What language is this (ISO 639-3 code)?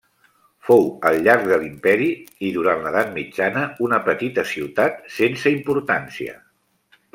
cat